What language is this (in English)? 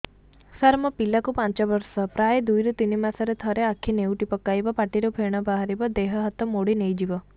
Odia